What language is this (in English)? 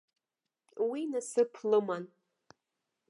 Abkhazian